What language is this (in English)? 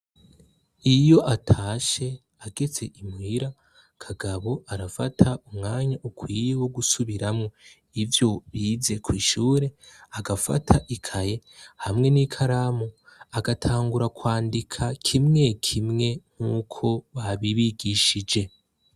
Rundi